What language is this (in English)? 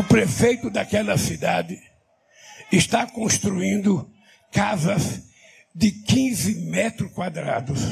Portuguese